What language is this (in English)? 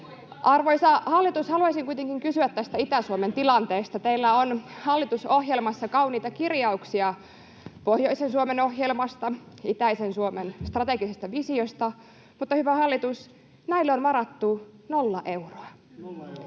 Finnish